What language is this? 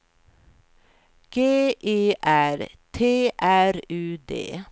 Swedish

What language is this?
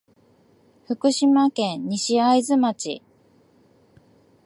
Japanese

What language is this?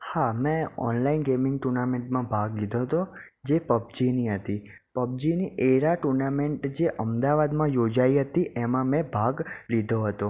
Gujarati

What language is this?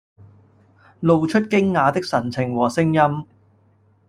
Cantonese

